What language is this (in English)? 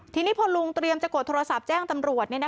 Thai